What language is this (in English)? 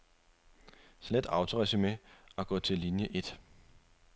Danish